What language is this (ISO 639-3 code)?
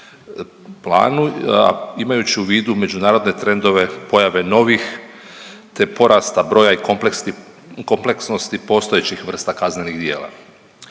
hrv